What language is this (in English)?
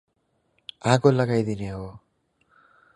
Nepali